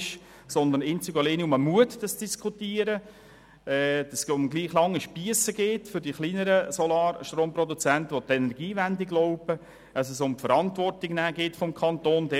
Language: Swiss German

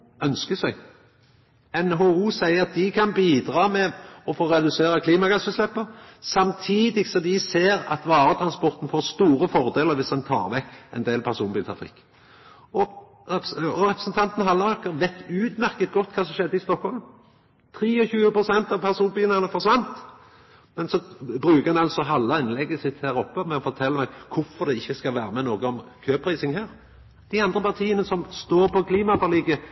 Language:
Norwegian Nynorsk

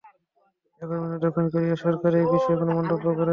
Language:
Bangla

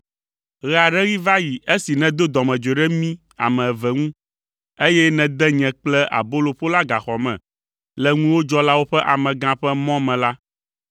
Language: Ewe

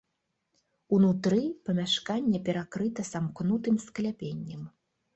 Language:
Belarusian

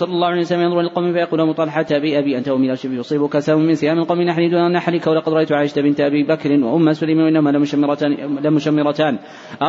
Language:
Arabic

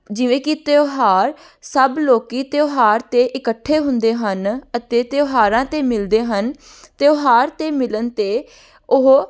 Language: Punjabi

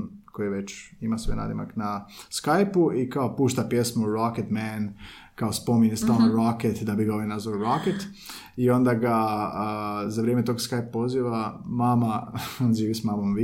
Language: Croatian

